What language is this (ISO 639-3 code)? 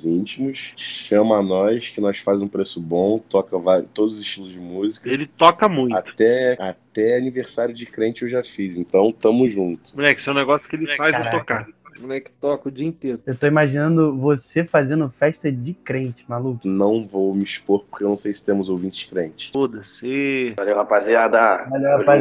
por